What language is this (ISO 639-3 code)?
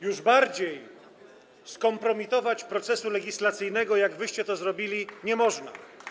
pol